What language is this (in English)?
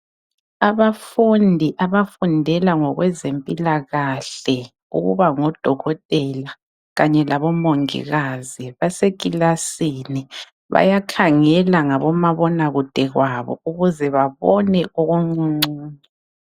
North Ndebele